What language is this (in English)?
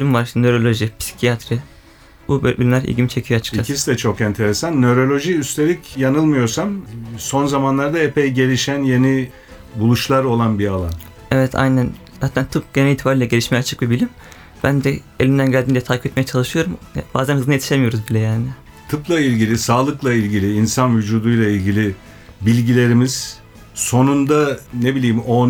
Turkish